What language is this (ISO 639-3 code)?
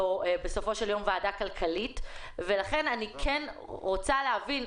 heb